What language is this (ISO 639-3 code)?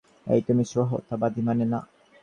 ben